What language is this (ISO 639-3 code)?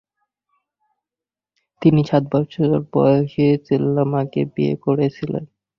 ben